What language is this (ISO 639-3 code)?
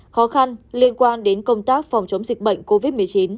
vie